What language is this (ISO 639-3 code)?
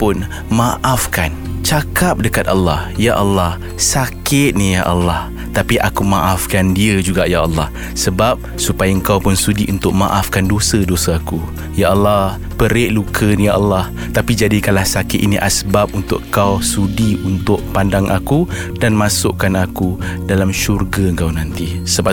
msa